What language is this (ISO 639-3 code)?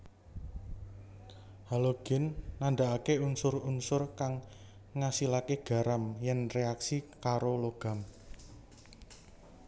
jav